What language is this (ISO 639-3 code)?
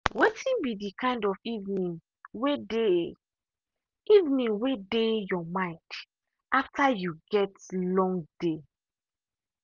pcm